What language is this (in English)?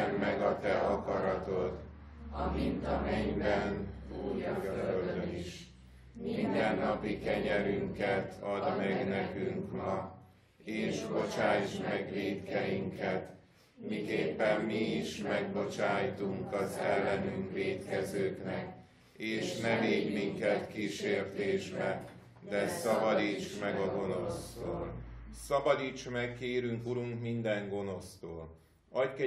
Hungarian